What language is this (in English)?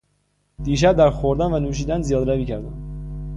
Persian